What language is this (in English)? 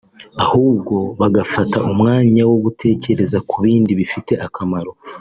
Kinyarwanda